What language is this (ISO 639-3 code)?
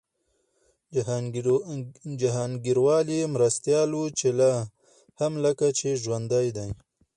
pus